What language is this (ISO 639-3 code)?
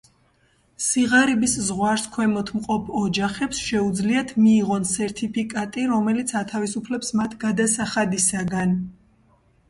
kat